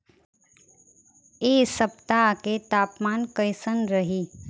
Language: Bhojpuri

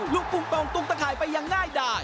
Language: Thai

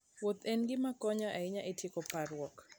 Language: Luo (Kenya and Tanzania)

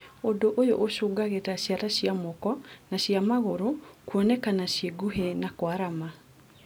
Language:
Kikuyu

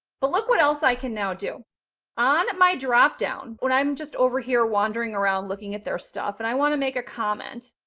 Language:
English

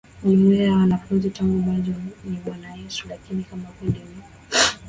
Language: Swahili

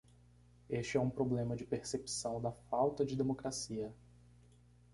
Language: Portuguese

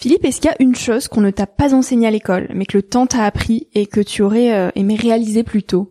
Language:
French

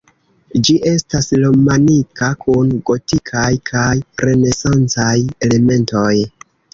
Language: Esperanto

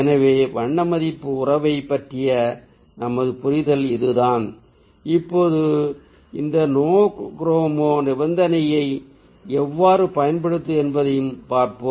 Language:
Tamil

